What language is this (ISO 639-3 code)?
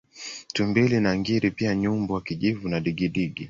swa